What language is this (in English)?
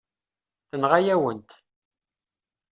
Kabyle